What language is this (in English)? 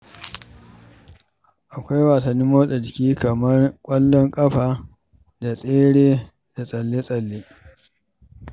Hausa